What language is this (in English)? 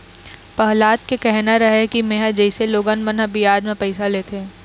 Chhattisgarhi